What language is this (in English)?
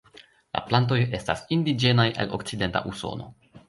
Esperanto